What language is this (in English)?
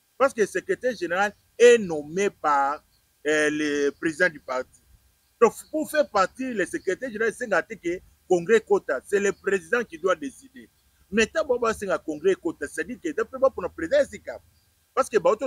French